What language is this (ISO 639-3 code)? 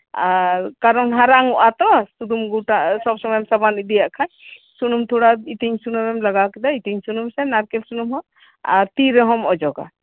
sat